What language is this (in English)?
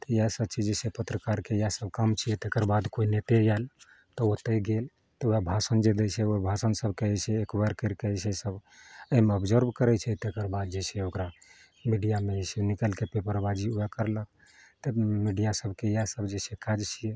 Maithili